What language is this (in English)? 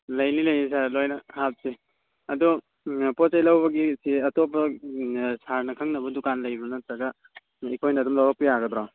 Manipuri